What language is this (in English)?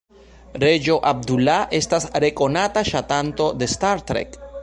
Esperanto